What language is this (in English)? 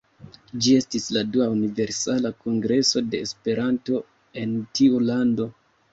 Esperanto